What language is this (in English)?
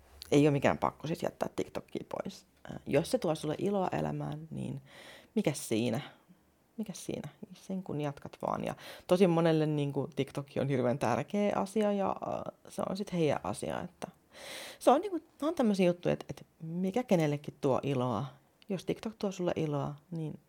Finnish